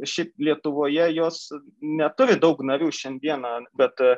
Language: Lithuanian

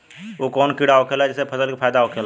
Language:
Bhojpuri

